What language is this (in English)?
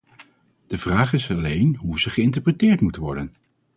Dutch